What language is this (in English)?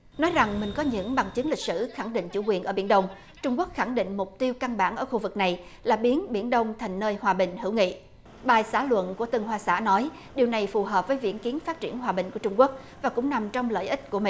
Vietnamese